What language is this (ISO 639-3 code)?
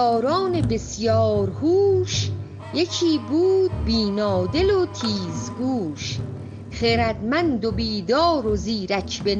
fas